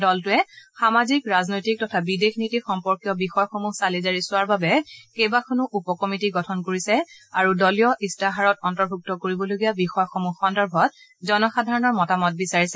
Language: Assamese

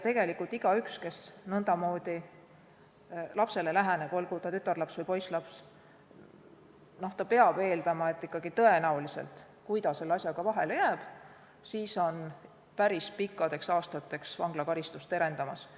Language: Estonian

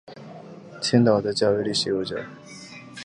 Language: Chinese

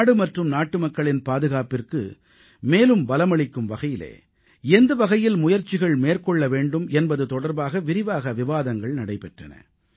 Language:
Tamil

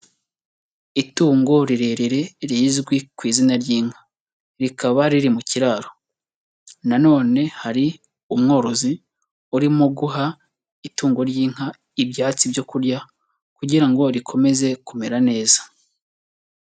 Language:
Kinyarwanda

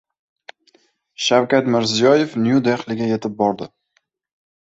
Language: Uzbek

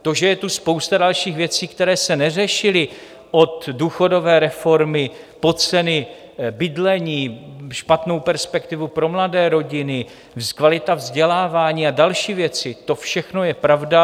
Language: Czech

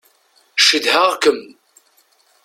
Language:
Kabyle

